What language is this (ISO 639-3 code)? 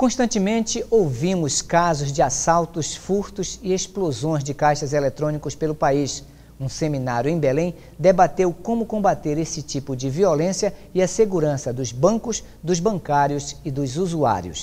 por